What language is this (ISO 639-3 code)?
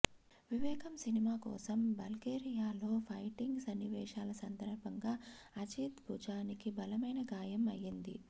tel